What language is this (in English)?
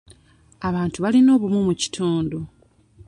Ganda